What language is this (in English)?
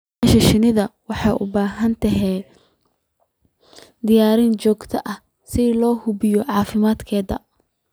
Somali